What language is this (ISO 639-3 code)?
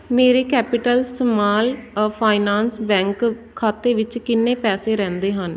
pan